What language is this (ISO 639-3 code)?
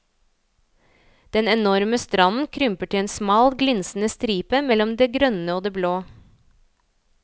nor